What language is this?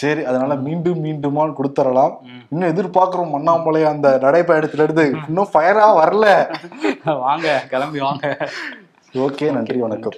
Tamil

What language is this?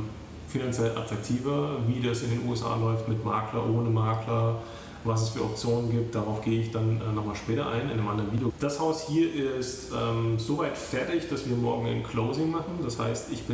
German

